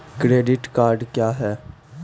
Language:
Maithili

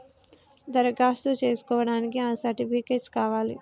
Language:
Telugu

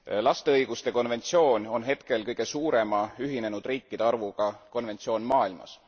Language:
Estonian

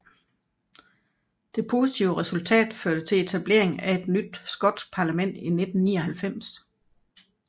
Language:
Danish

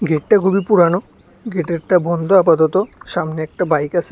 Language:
Bangla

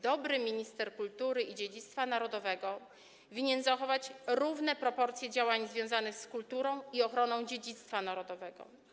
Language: Polish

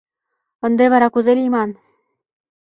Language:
Mari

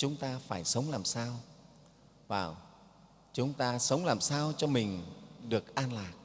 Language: Vietnamese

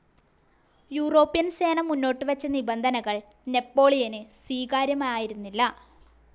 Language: Malayalam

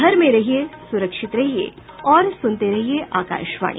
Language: Hindi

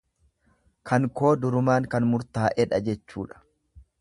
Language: Oromo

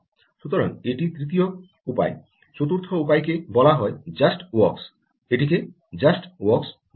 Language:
Bangla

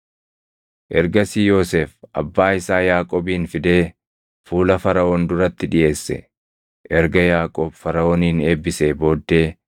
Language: Oromo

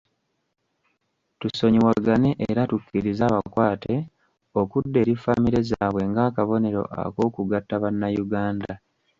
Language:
Ganda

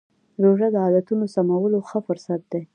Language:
Pashto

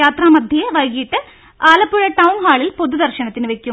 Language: Malayalam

